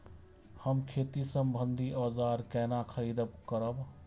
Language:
Maithili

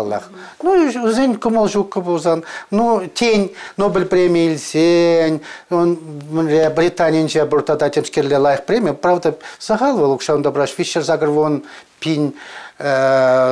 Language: Russian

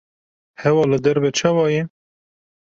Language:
Kurdish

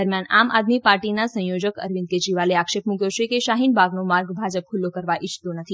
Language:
Gujarati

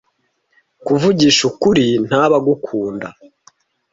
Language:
Kinyarwanda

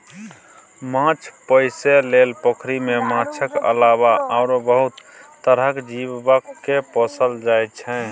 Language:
Maithili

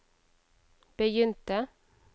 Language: Norwegian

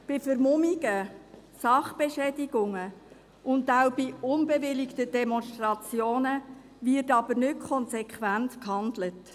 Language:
Swiss German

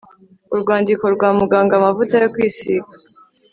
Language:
Kinyarwanda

